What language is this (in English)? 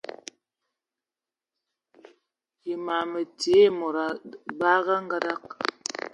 Ewondo